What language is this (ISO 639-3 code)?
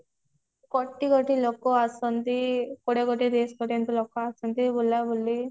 ori